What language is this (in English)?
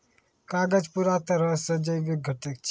Maithili